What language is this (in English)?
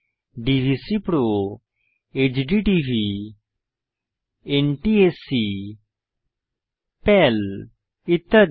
Bangla